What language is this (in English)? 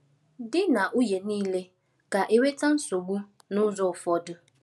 Igbo